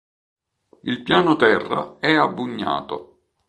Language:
Italian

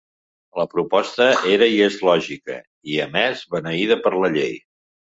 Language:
Catalan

